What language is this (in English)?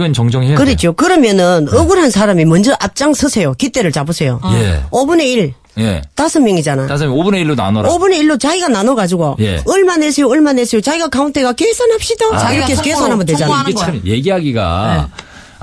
Korean